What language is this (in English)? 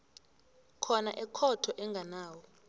South Ndebele